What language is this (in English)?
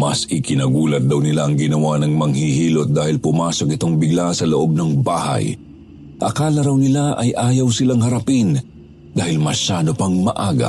Filipino